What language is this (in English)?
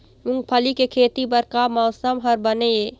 Chhattisgarhi